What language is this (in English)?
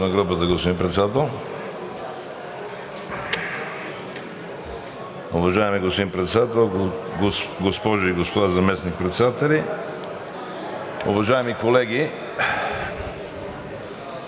Bulgarian